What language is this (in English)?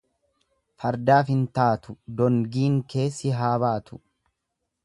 Oromo